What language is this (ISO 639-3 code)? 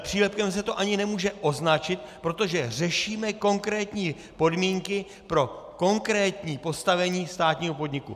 ces